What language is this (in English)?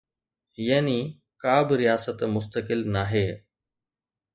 Sindhi